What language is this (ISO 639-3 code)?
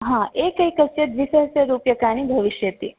san